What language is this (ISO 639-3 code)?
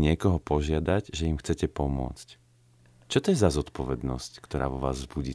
slk